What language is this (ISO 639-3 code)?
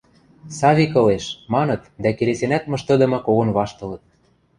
mrj